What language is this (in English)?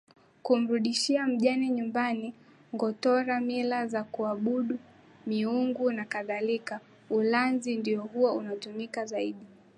Swahili